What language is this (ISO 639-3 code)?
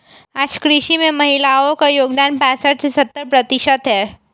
hin